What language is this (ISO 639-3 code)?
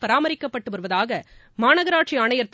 tam